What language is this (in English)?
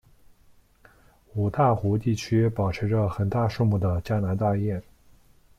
Chinese